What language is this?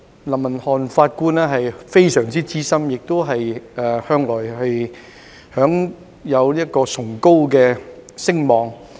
Cantonese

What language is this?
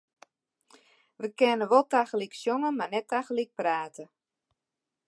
Western Frisian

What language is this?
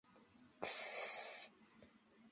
Bashkir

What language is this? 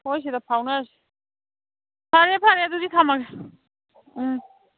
Manipuri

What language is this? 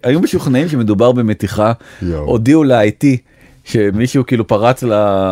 Hebrew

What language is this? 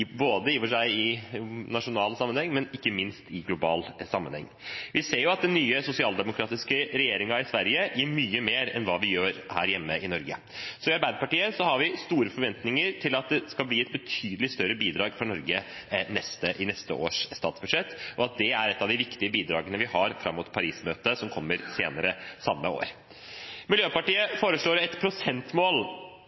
Norwegian Bokmål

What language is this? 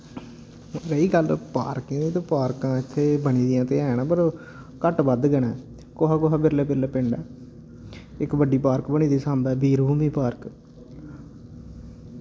Dogri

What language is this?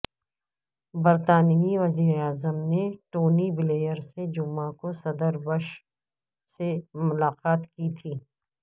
Urdu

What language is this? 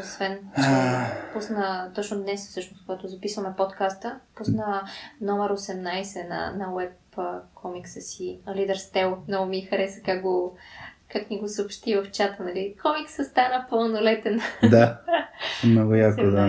Bulgarian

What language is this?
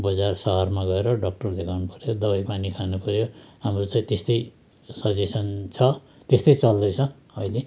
Nepali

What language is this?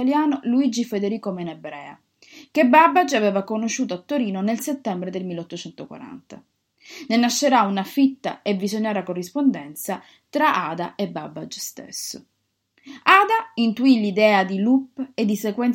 Italian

